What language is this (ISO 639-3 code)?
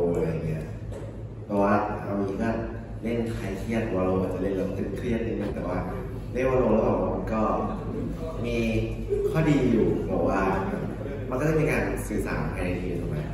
tha